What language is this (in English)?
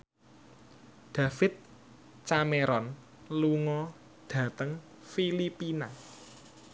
Javanese